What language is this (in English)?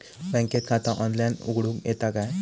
Marathi